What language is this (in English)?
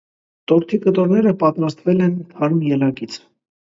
Armenian